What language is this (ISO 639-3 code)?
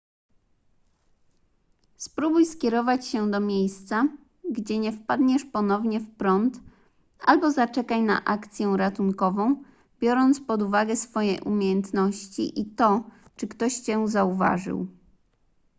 pol